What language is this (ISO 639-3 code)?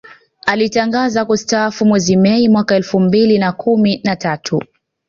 swa